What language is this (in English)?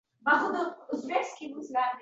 Uzbek